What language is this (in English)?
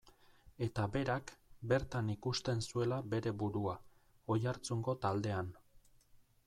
Basque